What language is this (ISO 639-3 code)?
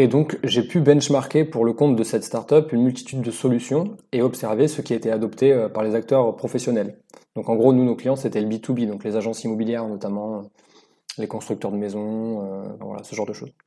fra